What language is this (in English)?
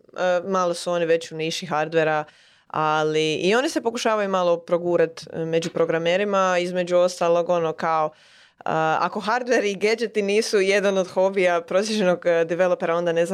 Croatian